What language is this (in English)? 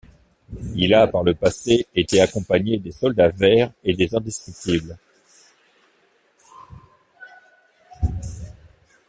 French